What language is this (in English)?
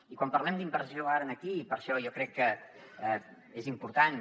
Catalan